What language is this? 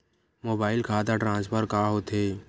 Chhattisgarhi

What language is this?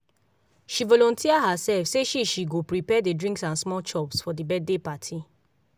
Nigerian Pidgin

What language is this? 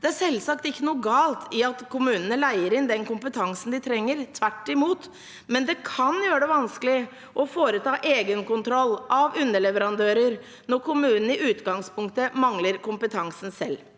Norwegian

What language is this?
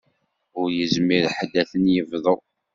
Kabyle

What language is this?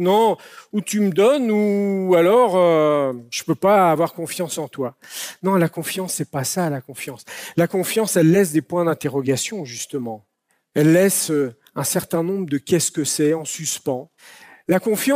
French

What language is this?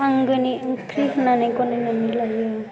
Bodo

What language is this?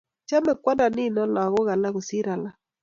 Kalenjin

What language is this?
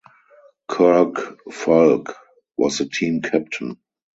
English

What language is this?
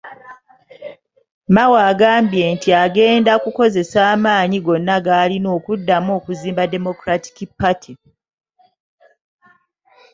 Ganda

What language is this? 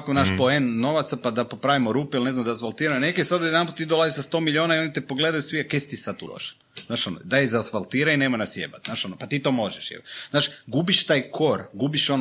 Croatian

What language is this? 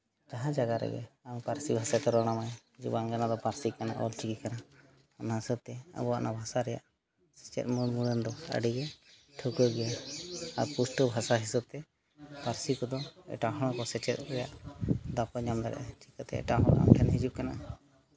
Santali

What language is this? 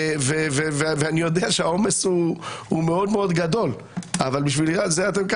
Hebrew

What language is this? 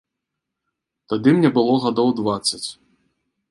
Belarusian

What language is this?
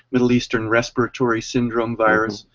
English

